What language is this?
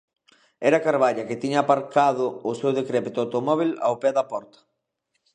Galician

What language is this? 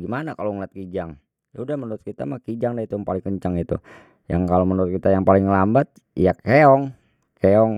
Betawi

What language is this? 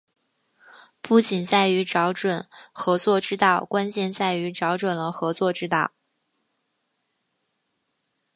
Chinese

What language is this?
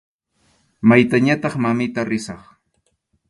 Arequipa-La Unión Quechua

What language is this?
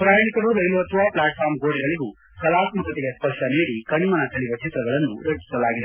Kannada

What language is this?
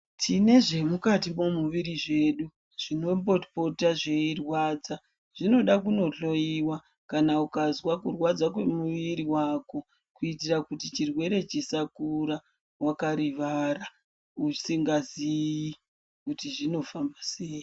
Ndau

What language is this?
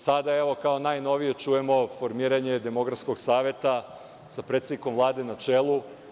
Serbian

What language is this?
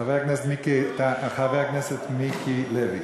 Hebrew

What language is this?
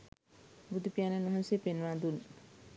Sinhala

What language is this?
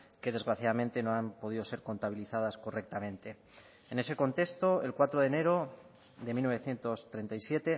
Spanish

